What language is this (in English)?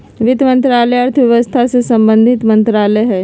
Magahi